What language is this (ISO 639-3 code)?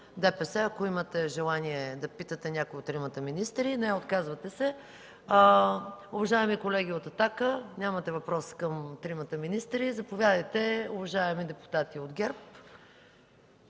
bul